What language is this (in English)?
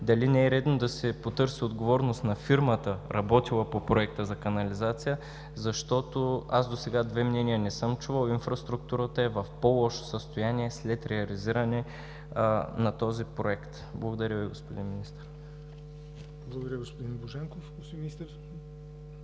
Bulgarian